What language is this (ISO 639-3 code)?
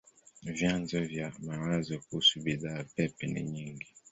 swa